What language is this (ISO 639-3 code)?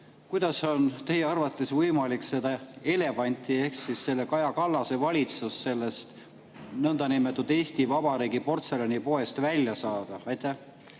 est